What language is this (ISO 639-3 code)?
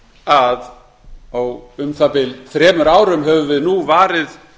isl